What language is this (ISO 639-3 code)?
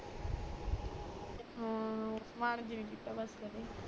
pan